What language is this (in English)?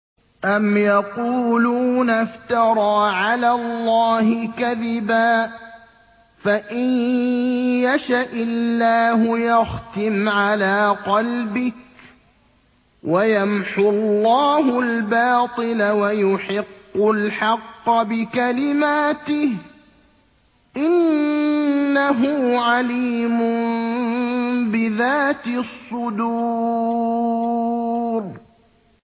Arabic